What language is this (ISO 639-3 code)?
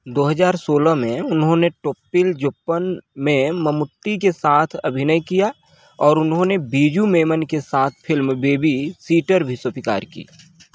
hin